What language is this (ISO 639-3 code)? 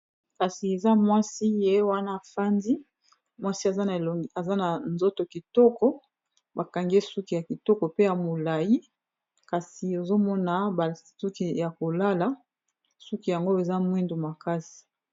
lin